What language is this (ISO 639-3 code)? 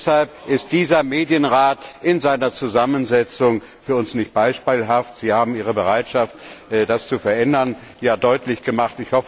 deu